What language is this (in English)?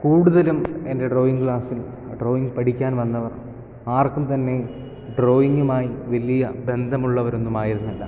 Malayalam